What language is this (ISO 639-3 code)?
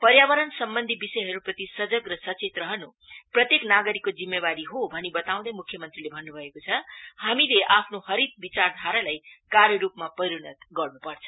nep